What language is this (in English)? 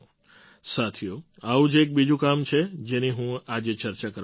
Gujarati